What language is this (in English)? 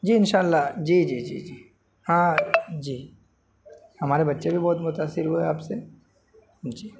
Urdu